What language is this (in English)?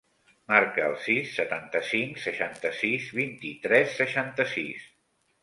Catalan